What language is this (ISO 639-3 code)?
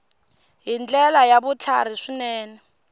tso